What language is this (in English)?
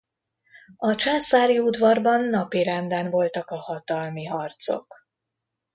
Hungarian